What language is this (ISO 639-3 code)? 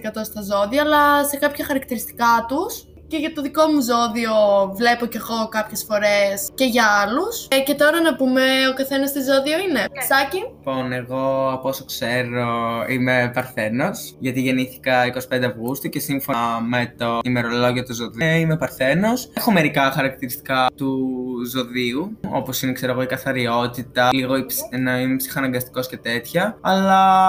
ell